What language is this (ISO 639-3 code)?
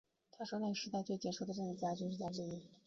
zho